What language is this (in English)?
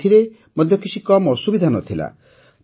Odia